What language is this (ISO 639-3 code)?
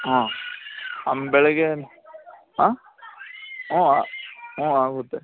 kan